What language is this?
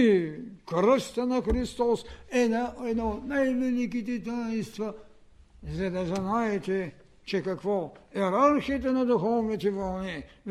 Bulgarian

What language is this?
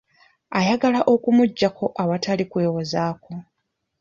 Ganda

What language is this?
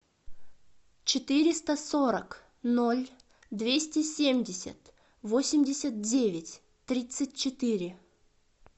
Russian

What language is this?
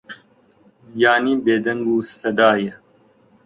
Central Kurdish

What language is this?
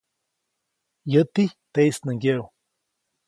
Copainalá Zoque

